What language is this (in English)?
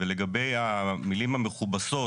Hebrew